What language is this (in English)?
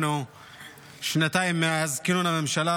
Hebrew